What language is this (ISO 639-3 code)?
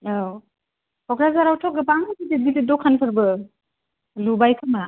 brx